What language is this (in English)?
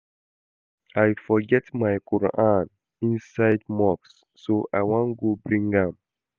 Nigerian Pidgin